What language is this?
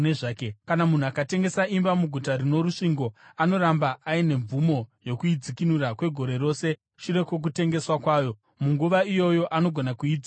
Shona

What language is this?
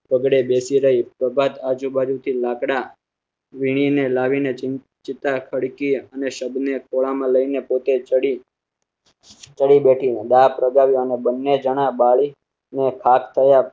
Gujarati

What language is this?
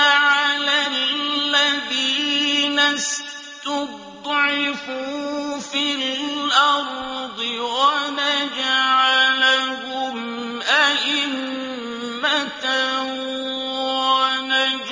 Arabic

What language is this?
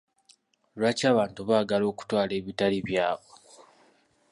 Ganda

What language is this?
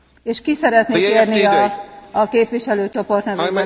Hungarian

